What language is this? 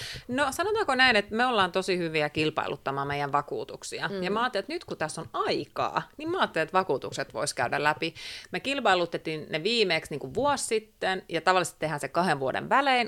Finnish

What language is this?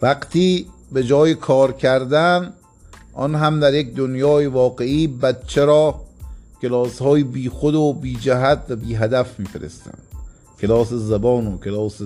Persian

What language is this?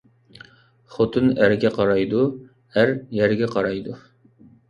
Uyghur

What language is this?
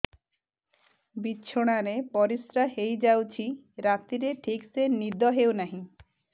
Odia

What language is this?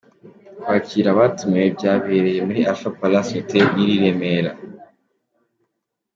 Kinyarwanda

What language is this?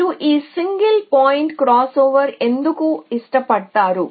Telugu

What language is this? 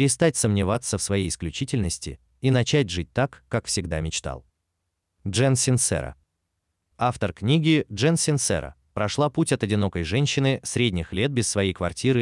Russian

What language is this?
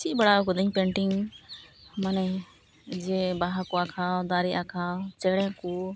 Santali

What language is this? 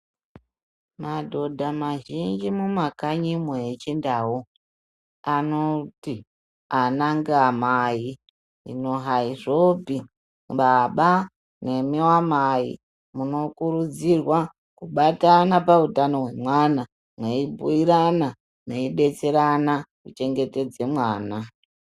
Ndau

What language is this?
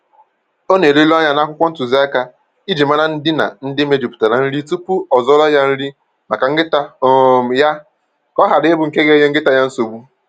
Igbo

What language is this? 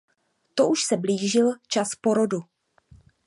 Czech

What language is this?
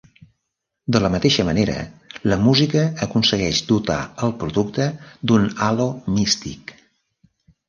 Catalan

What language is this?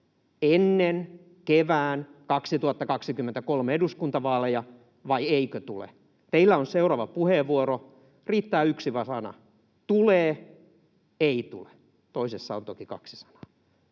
Finnish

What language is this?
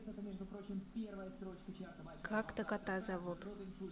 Russian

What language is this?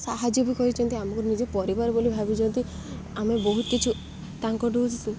Odia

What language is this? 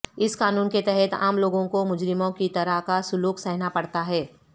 Urdu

